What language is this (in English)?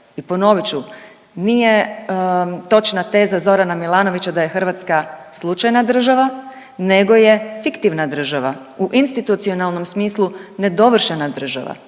Croatian